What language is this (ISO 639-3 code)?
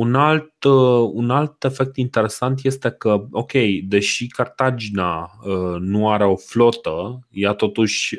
ron